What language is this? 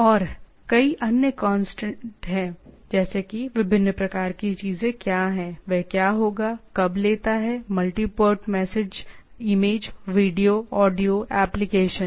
Hindi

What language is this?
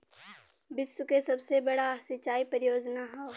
Bhojpuri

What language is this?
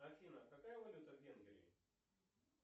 Russian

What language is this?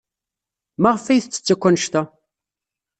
Kabyle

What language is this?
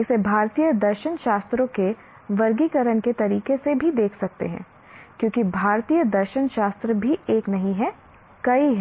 Hindi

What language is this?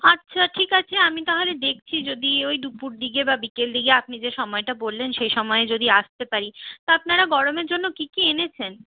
Bangla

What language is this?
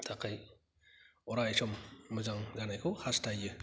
Bodo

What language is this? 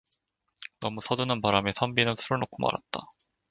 Korean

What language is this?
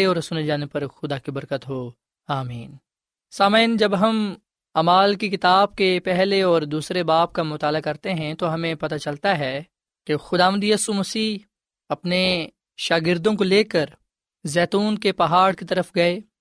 Urdu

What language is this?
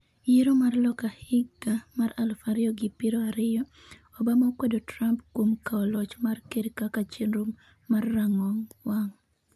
Luo (Kenya and Tanzania)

